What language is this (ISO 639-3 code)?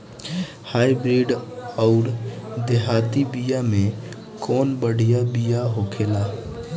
bho